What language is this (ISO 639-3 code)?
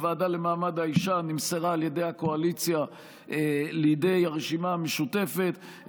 heb